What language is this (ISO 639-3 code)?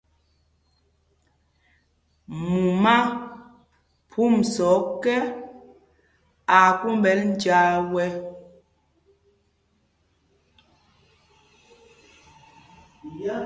mgg